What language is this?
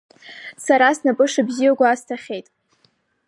Abkhazian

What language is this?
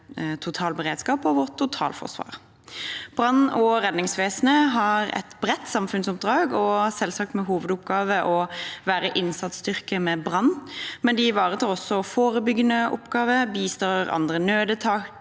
Norwegian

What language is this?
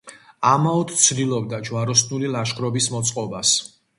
Georgian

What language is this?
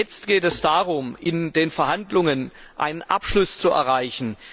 German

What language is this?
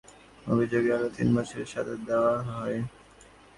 Bangla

